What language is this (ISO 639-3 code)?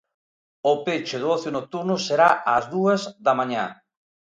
glg